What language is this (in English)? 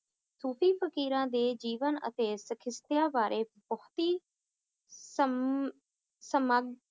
Punjabi